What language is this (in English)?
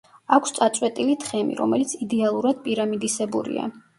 Georgian